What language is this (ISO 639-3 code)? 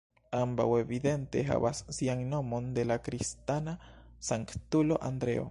epo